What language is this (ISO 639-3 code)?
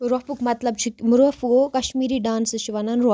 kas